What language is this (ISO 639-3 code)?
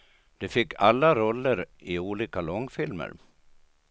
swe